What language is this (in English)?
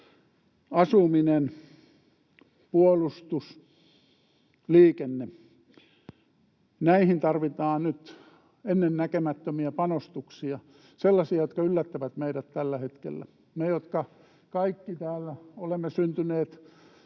Finnish